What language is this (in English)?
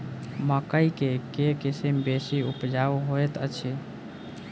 Maithili